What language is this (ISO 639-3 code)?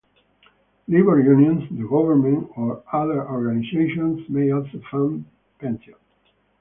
eng